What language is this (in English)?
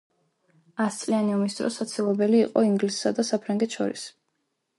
Georgian